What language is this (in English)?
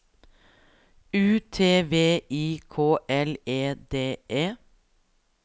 Norwegian